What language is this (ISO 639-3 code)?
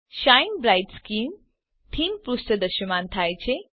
guj